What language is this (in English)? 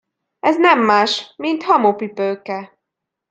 Hungarian